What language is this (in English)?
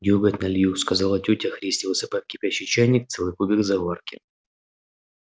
Russian